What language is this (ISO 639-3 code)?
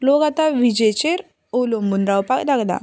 kok